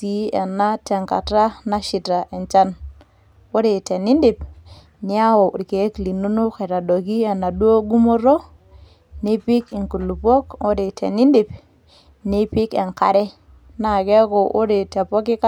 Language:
Masai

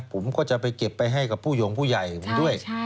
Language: Thai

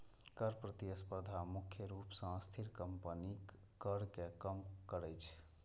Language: Maithili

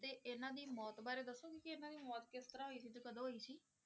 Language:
Punjabi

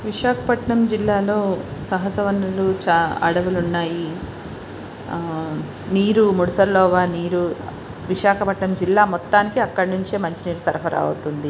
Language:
Telugu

